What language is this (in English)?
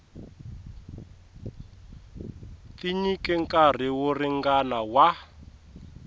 Tsonga